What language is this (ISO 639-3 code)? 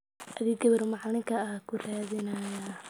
som